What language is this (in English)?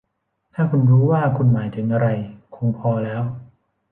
Thai